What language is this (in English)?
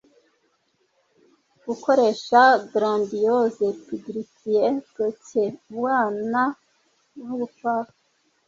Kinyarwanda